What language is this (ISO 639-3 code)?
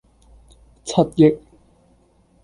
yue